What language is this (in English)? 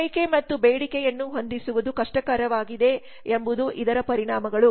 Kannada